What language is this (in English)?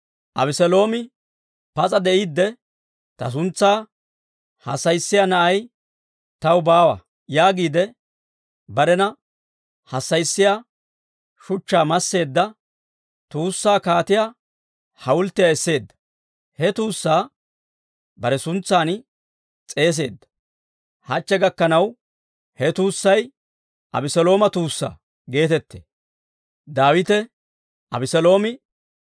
Dawro